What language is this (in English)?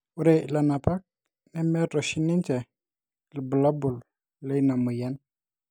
Masai